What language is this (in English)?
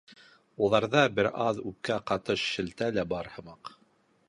Bashkir